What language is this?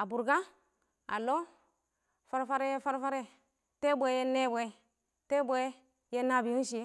Awak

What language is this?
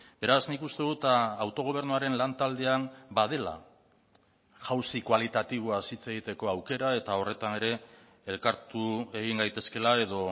Basque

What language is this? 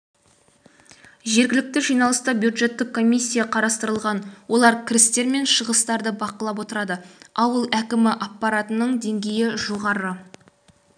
Kazakh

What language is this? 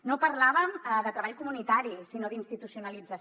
Catalan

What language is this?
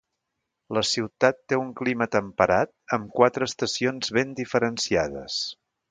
Catalan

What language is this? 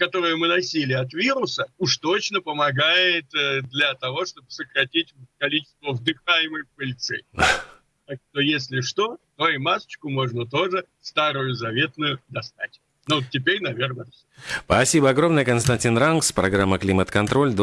Russian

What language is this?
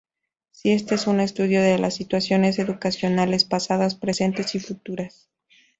Spanish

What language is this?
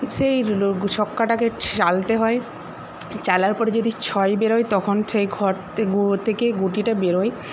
Bangla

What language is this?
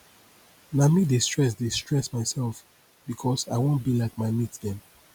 Nigerian Pidgin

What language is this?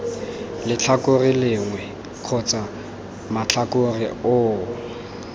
Tswana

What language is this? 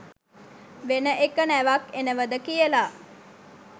Sinhala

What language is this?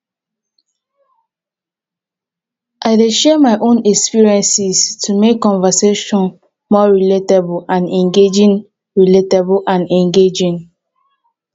Nigerian Pidgin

